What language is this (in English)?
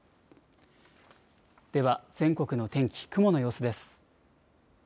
Japanese